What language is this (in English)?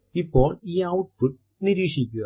Malayalam